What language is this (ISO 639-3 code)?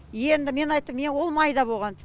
kaz